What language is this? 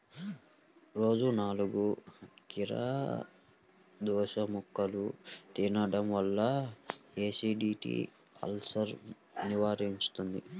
Telugu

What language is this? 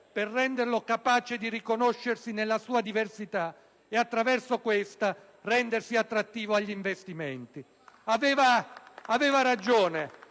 Italian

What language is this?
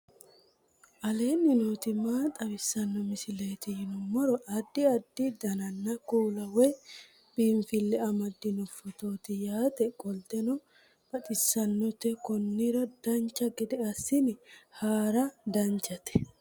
Sidamo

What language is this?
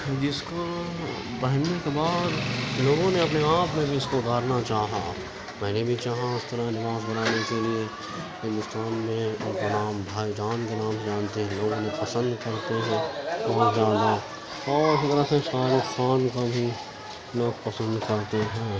Urdu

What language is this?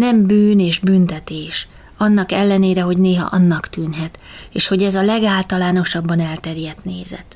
Hungarian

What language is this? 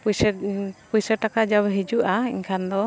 Santali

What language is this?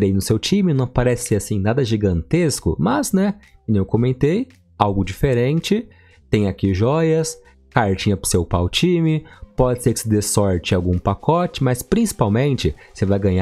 Portuguese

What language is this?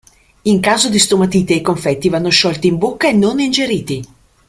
Italian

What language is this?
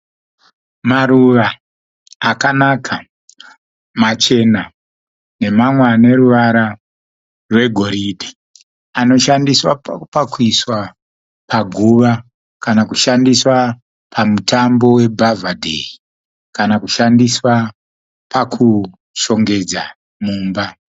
Shona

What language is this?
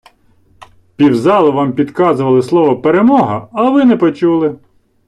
Ukrainian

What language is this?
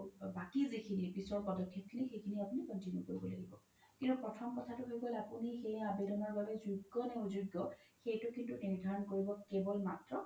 Assamese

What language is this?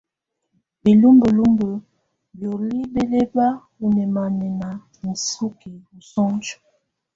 Tunen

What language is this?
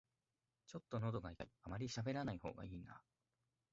Japanese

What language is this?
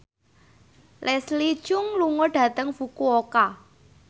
Javanese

